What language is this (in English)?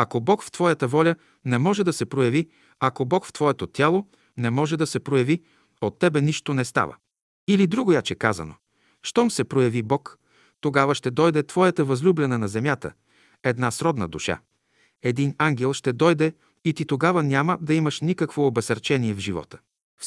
Bulgarian